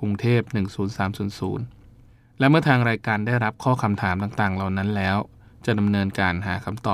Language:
Thai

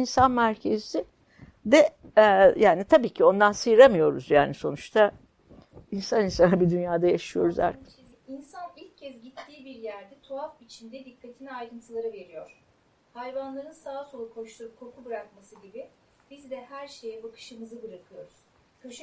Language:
Turkish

